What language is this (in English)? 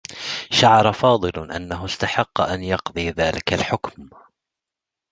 Arabic